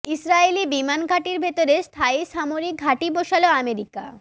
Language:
Bangla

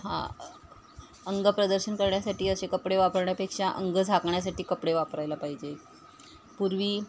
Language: Marathi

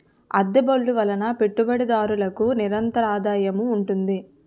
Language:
Telugu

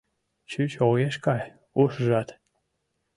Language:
Mari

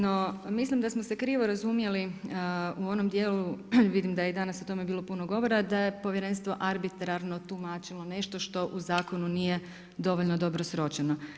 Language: Croatian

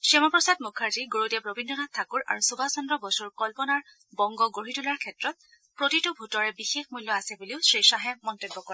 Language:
Assamese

